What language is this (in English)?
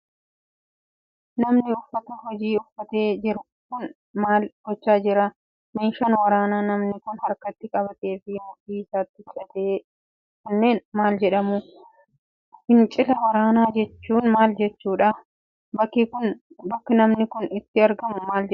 Oromo